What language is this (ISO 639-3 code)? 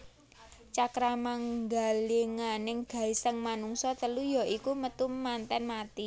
jav